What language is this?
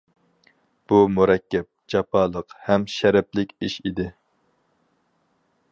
Uyghur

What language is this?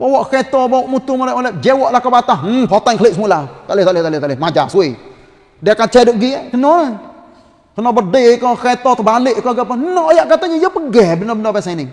Malay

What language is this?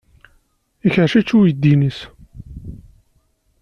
Kabyle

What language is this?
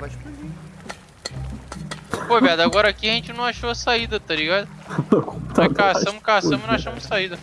Portuguese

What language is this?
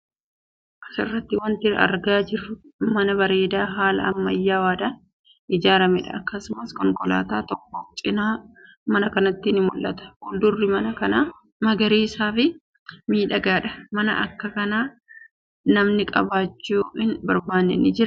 Oromo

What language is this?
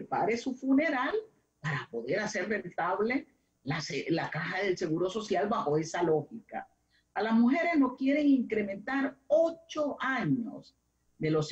Spanish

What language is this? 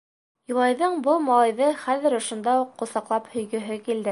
Bashkir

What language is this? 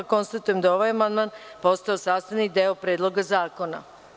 Serbian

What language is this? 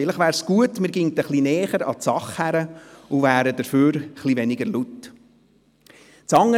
Swiss German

